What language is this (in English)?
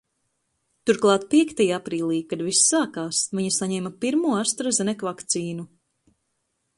Latvian